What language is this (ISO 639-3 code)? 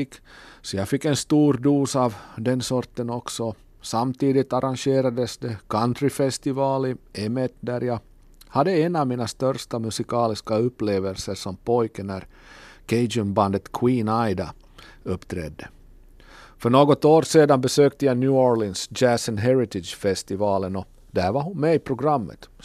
swe